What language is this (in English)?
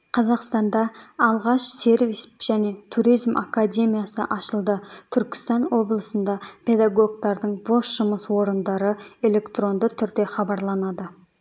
Kazakh